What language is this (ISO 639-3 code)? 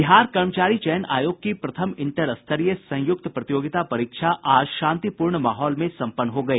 hin